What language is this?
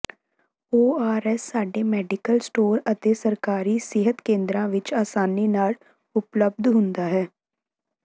Punjabi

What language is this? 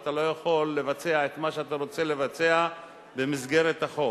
Hebrew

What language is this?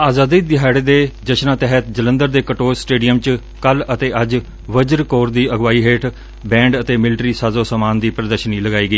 Punjabi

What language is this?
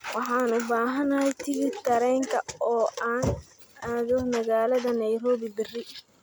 Somali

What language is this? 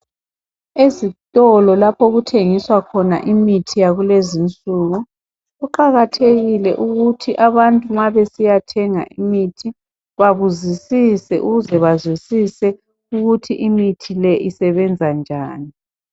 North Ndebele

